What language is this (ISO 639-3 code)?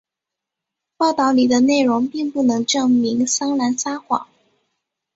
zho